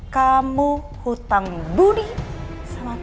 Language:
Indonesian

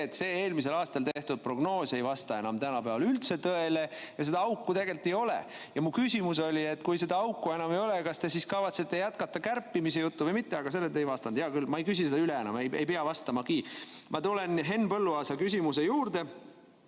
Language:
Estonian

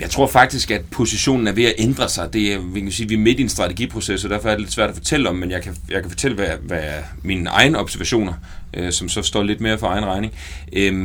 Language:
Danish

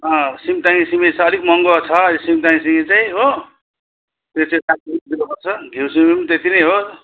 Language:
Nepali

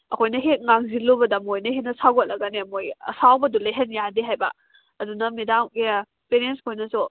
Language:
Manipuri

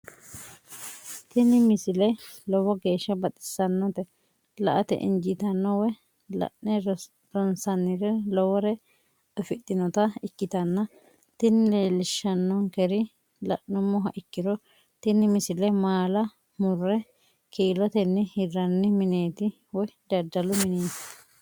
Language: Sidamo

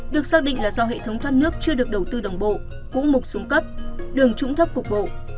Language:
Vietnamese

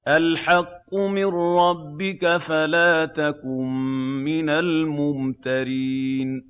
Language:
Arabic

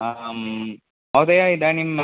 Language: Sanskrit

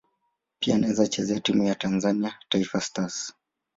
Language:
Swahili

